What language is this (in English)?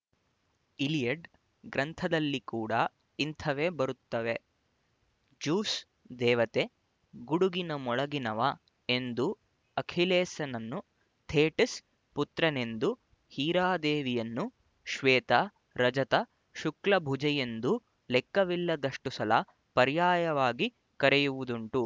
Kannada